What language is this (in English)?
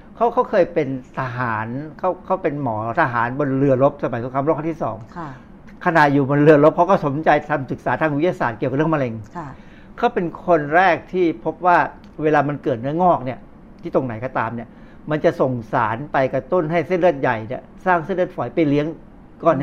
Thai